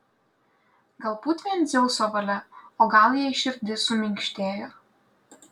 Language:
Lithuanian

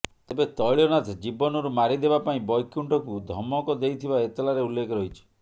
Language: Odia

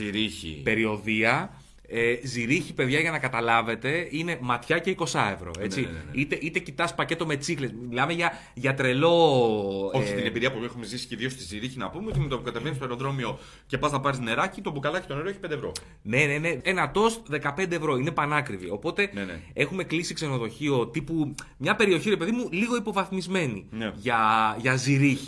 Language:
Greek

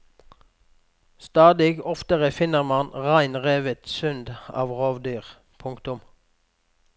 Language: Norwegian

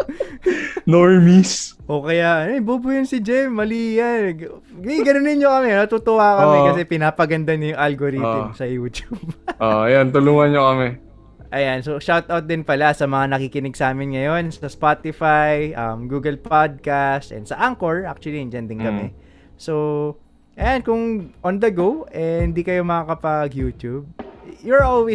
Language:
Filipino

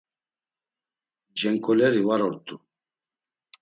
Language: Laz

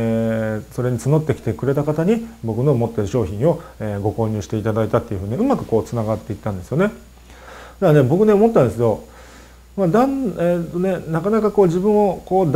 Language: Japanese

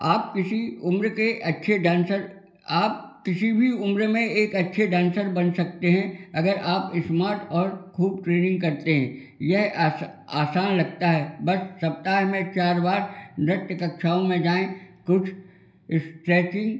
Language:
Hindi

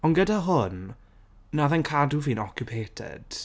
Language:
Welsh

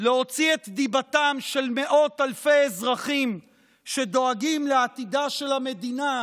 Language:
Hebrew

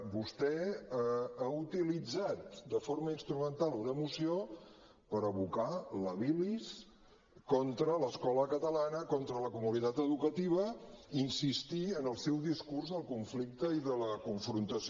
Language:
Catalan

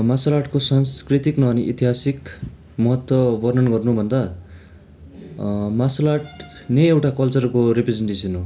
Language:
Nepali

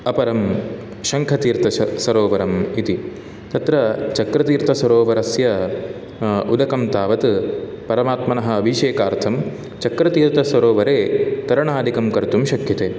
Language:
Sanskrit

